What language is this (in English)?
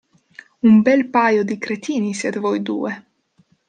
Italian